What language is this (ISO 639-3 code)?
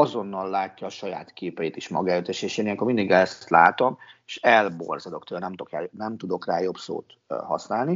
hun